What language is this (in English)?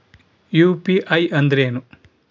Kannada